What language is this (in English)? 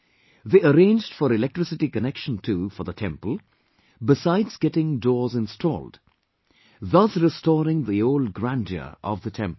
English